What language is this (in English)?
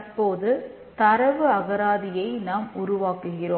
Tamil